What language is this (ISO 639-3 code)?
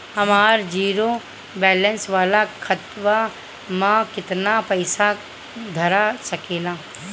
bho